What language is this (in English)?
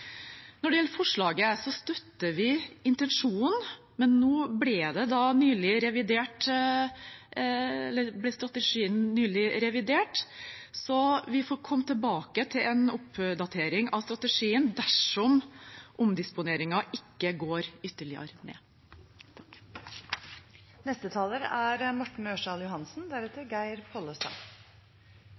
Norwegian Bokmål